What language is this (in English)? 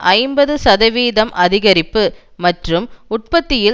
Tamil